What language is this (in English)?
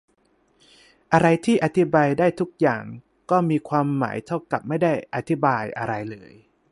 Thai